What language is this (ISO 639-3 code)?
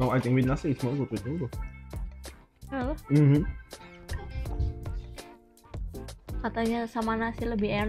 ind